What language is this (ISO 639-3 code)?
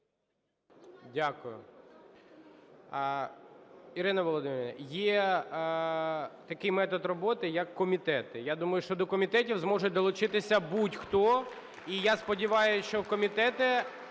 ukr